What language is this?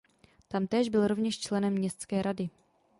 Czech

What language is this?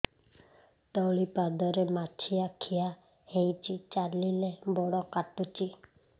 Odia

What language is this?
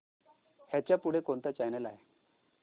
Marathi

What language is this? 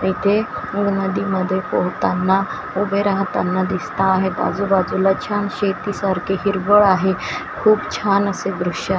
Marathi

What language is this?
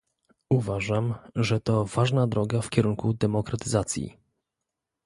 Polish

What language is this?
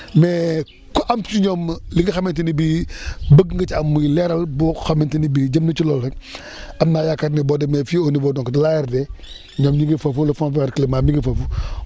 Wolof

